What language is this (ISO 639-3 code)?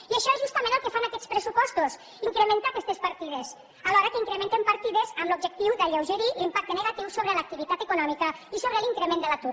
cat